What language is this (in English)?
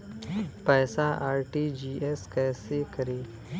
Bhojpuri